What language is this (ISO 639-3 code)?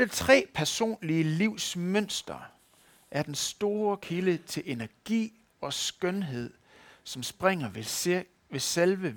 dan